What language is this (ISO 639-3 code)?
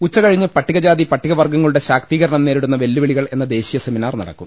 mal